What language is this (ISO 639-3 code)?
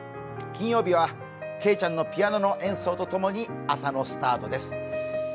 jpn